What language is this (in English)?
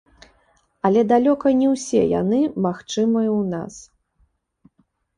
Belarusian